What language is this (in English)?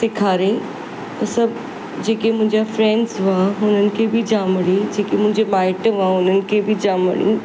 Sindhi